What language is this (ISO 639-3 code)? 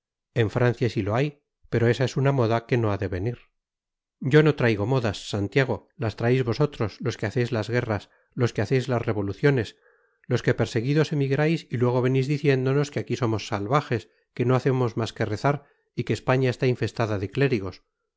spa